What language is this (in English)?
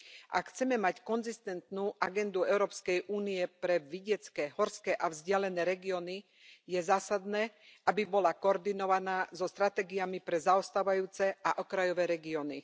Slovak